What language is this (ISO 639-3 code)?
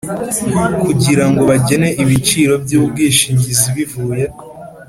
kin